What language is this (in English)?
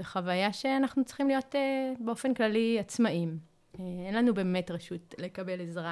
Hebrew